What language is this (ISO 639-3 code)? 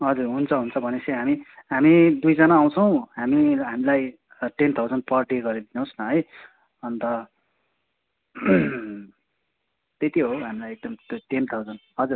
nep